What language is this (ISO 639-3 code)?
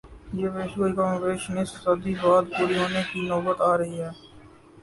urd